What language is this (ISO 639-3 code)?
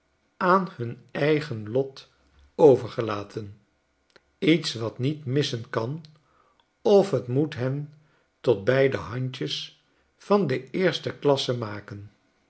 nld